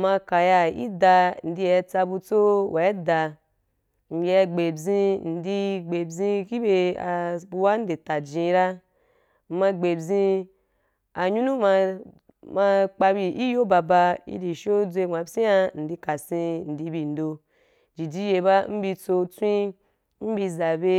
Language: Wapan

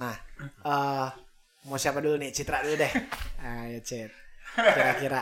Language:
Indonesian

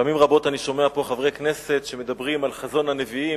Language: Hebrew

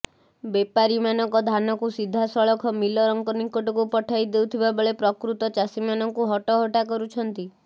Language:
Odia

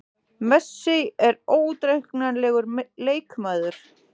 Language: Icelandic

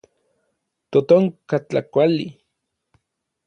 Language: Orizaba Nahuatl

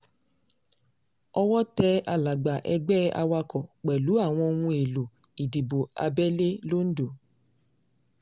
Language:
Yoruba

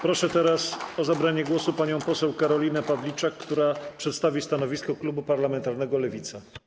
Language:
Polish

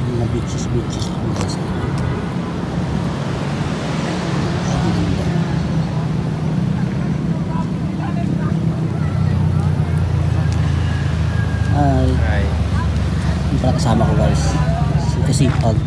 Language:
Filipino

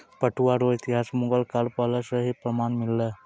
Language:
Maithili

